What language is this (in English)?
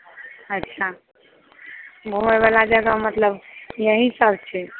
Maithili